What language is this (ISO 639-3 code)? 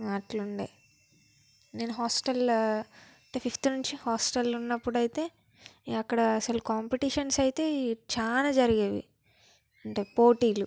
tel